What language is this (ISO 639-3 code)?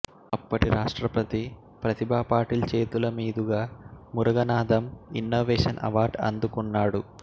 tel